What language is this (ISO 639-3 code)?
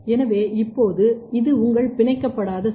tam